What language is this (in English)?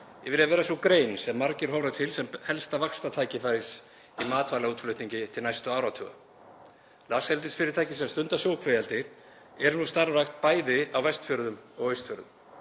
Icelandic